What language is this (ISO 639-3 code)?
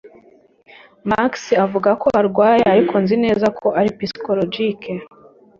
kin